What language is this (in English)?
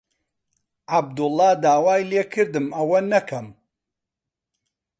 Central Kurdish